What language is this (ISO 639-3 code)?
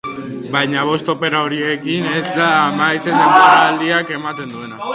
eus